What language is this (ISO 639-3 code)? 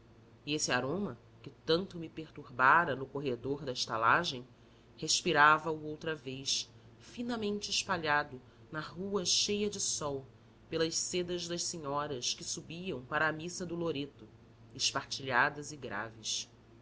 por